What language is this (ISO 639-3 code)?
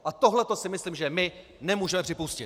ces